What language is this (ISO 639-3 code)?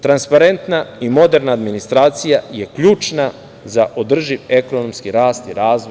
srp